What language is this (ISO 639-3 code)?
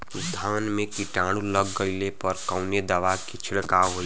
bho